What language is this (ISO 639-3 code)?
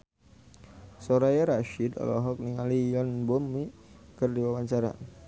sun